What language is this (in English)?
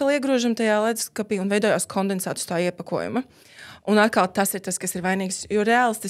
Latvian